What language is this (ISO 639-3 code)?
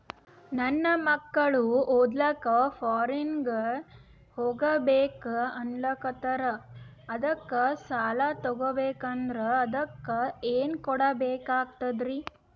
kan